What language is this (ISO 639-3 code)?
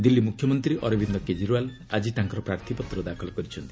ori